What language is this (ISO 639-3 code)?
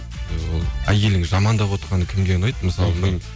kaz